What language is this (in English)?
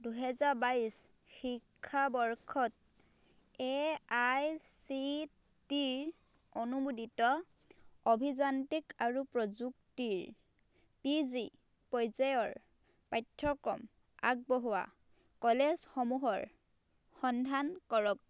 Assamese